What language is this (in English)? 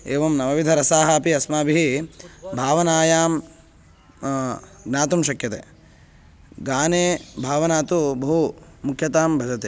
Sanskrit